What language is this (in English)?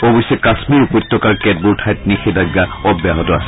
Assamese